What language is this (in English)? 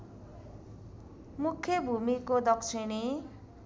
Nepali